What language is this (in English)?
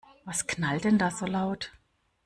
German